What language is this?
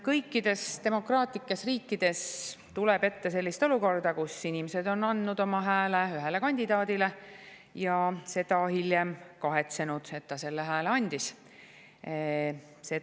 Estonian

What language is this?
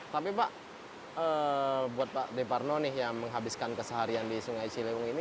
Indonesian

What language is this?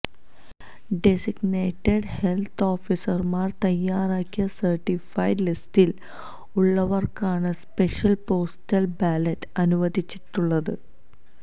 Malayalam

